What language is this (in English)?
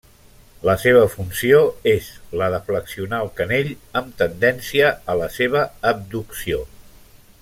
Catalan